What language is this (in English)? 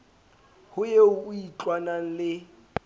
Southern Sotho